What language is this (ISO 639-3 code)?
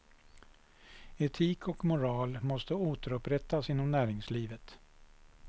swe